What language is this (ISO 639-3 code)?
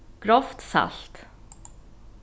fao